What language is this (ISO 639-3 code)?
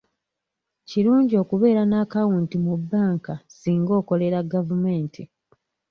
lug